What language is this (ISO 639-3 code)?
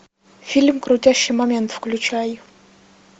rus